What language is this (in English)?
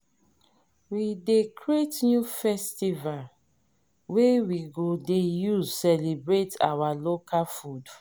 Nigerian Pidgin